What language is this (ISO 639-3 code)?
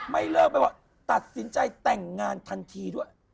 tha